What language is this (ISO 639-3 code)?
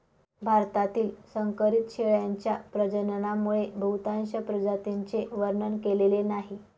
mar